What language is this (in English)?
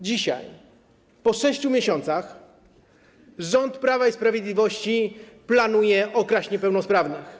Polish